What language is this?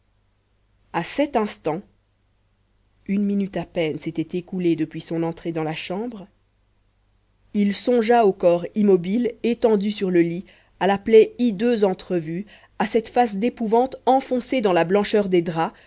French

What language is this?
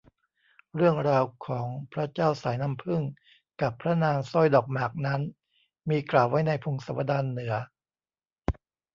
Thai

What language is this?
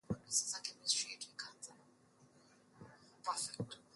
Swahili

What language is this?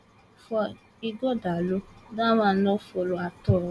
Nigerian Pidgin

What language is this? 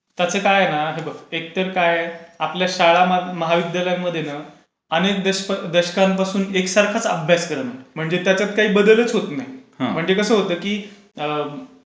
Marathi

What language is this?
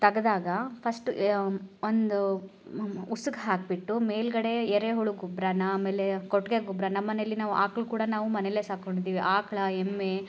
Kannada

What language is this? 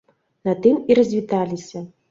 Belarusian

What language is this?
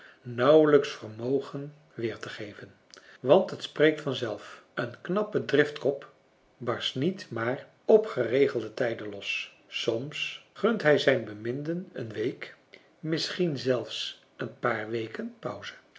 Dutch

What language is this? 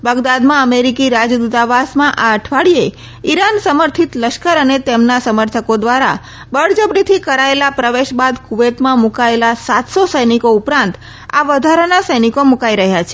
Gujarati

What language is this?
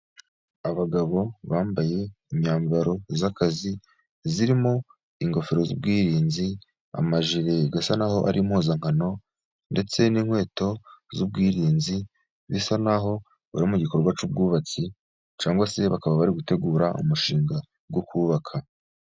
Kinyarwanda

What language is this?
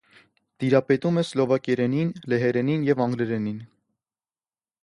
Armenian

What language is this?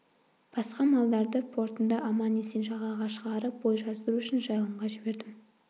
Kazakh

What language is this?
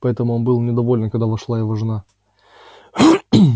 Russian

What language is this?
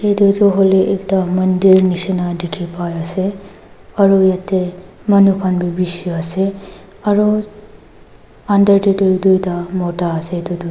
Naga Pidgin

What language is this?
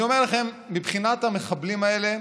Hebrew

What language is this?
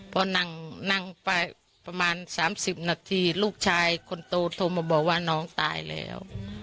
Thai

